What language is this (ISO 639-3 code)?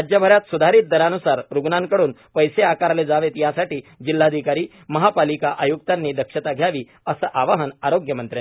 mar